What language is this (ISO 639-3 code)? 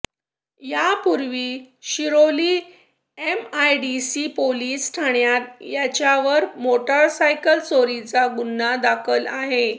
mar